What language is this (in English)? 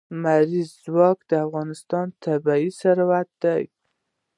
Pashto